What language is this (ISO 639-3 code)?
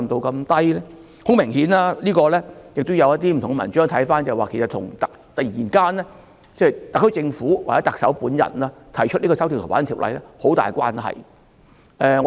yue